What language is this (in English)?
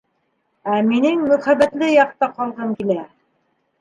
Bashkir